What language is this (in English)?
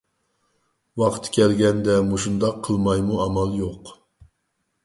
Uyghur